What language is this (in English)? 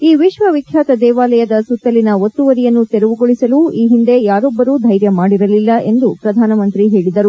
Kannada